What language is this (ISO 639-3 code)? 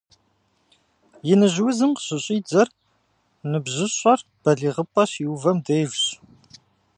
kbd